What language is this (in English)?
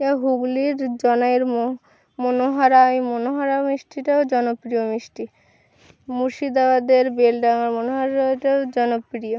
Bangla